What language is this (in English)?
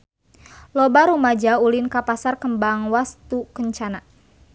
Sundanese